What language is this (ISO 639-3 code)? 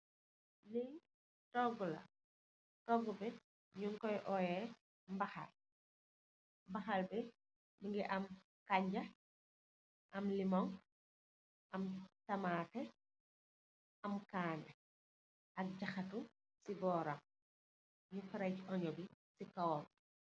wol